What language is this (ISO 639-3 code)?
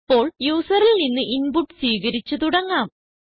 mal